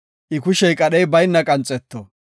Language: Gofa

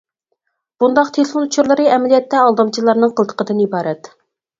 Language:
Uyghur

